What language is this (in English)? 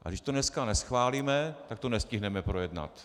Czech